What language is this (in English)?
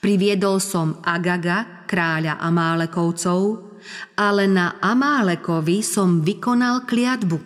Slovak